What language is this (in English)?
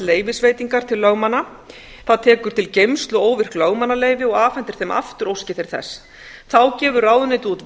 Icelandic